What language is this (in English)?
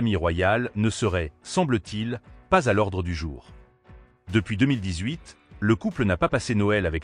French